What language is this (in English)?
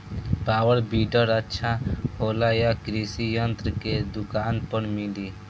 Bhojpuri